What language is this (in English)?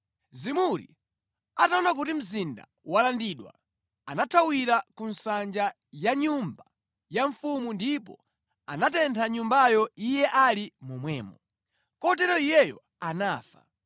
Nyanja